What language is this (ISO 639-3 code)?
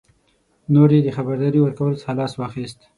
pus